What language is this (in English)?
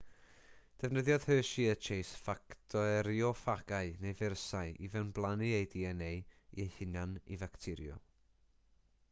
Welsh